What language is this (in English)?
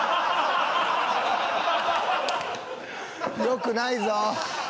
Japanese